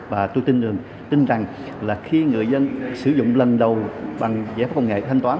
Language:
Vietnamese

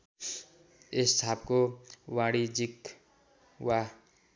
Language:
Nepali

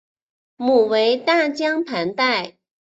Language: Chinese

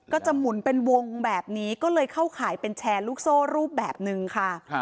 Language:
Thai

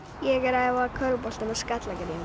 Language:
Icelandic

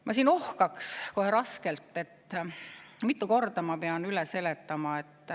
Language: Estonian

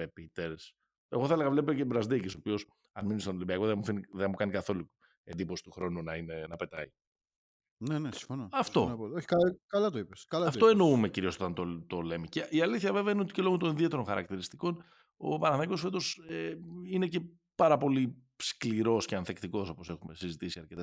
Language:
Greek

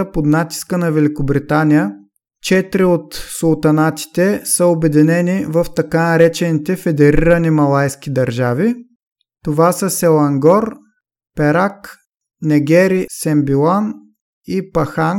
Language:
Bulgarian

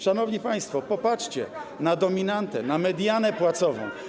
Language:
Polish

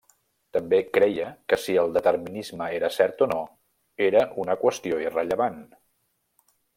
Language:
Catalan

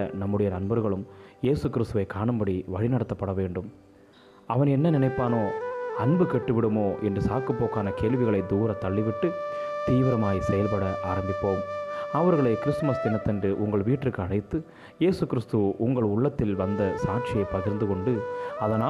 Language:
Tamil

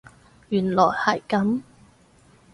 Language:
Cantonese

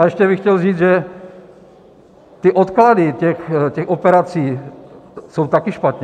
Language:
Czech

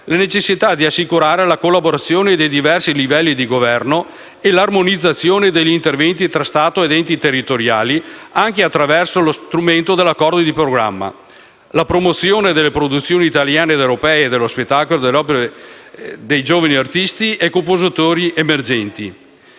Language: Italian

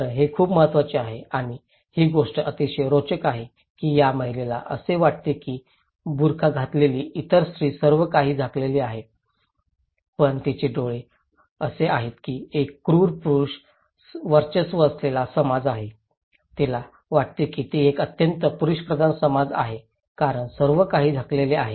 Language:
Marathi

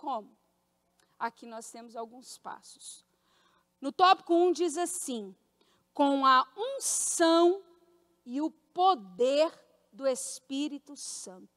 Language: Portuguese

